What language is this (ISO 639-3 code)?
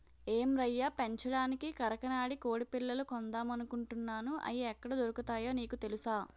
tel